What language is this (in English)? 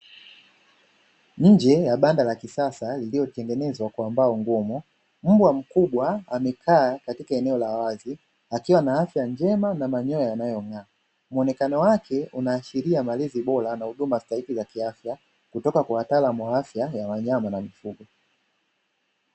Swahili